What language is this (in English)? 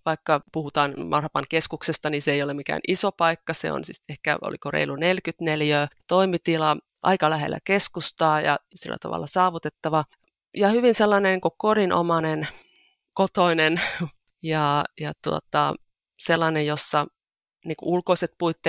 Finnish